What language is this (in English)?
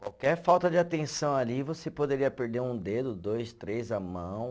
Portuguese